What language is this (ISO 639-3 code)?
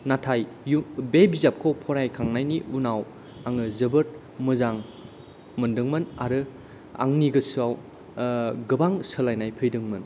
brx